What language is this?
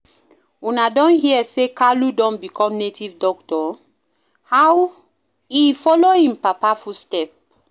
Nigerian Pidgin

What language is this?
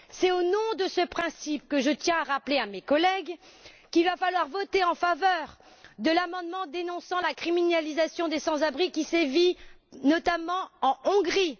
French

